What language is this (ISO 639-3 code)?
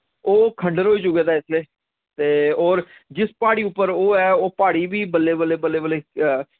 doi